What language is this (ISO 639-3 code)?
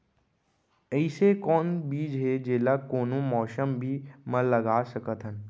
hne